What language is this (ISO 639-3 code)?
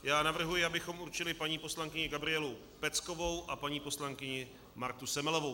ces